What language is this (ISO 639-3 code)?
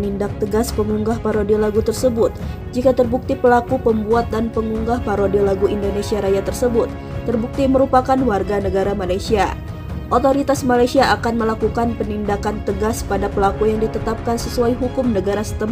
ind